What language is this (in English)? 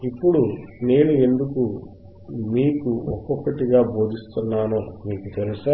Telugu